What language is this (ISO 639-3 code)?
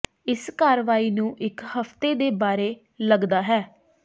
pan